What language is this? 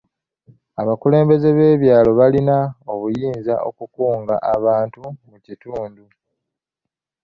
Ganda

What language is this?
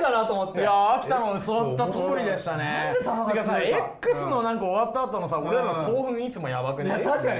Japanese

